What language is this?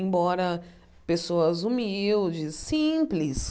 Portuguese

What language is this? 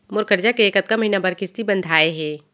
Chhattisgarhi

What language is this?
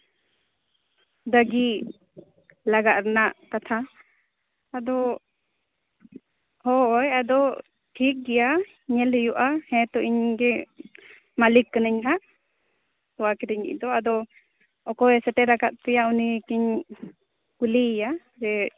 Santali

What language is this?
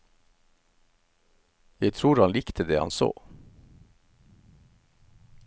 Norwegian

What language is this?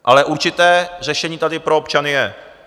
Czech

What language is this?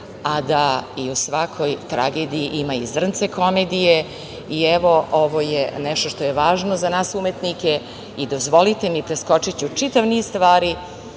Serbian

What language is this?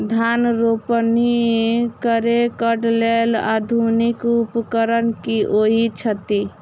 Maithili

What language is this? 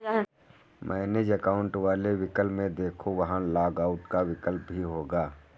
Hindi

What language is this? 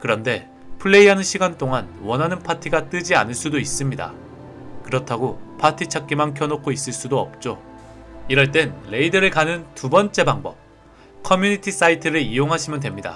Korean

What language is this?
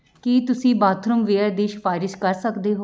Punjabi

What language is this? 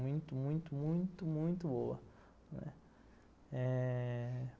Portuguese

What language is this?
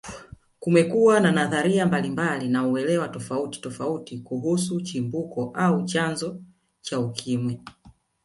Swahili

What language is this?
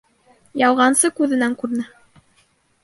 Bashkir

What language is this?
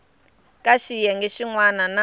Tsonga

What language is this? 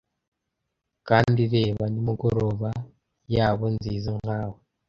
Kinyarwanda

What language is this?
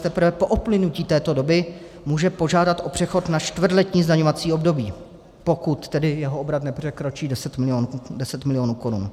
Czech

